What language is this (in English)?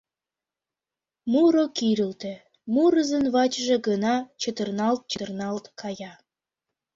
Mari